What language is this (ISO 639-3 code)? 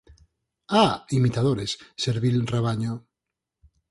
glg